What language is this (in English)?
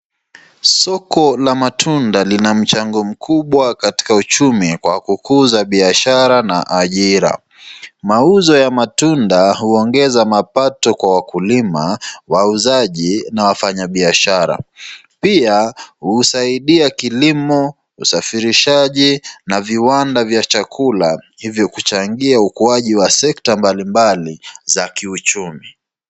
Swahili